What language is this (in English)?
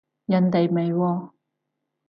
Cantonese